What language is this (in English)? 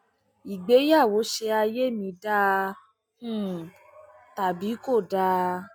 Yoruba